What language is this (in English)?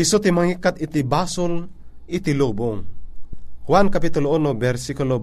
Filipino